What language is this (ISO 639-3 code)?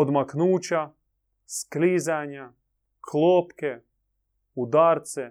hrv